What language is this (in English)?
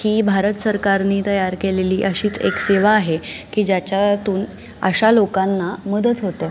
Marathi